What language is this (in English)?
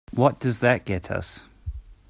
English